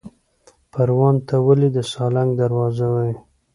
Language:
Pashto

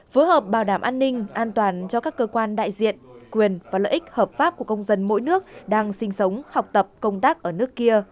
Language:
Vietnamese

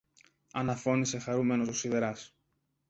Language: Greek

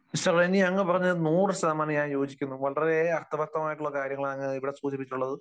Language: Malayalam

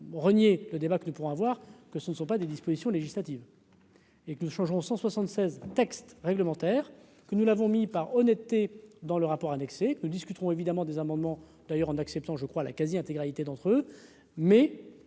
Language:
French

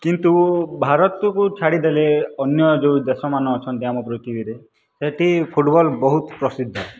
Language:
Odia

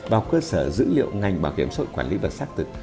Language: Vietnamese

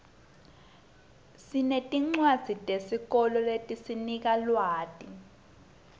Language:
Swati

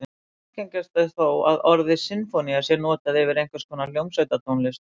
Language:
Icelandic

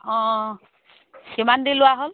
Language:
Assamese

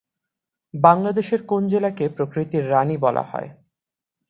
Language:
Bangla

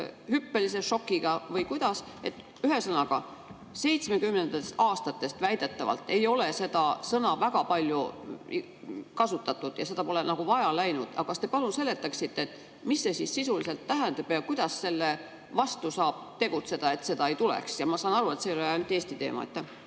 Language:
Estonian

